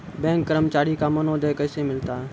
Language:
Maithili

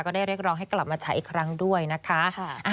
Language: Thai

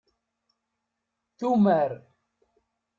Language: Kabyle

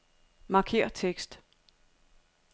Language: Danish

